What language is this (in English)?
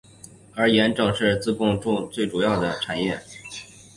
Chinese